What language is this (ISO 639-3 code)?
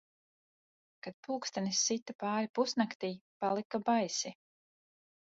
lav